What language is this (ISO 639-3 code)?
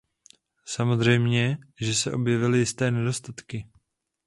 ces